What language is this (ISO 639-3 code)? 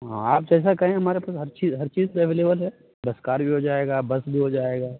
urd